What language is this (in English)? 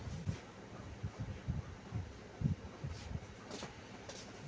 Maithili